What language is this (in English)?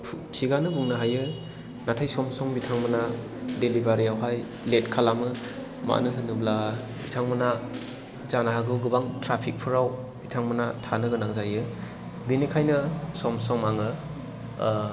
Bodo